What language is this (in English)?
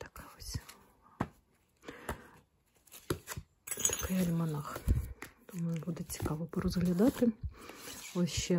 Ukrainian